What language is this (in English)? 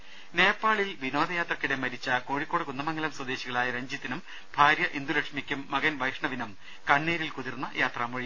Malayalam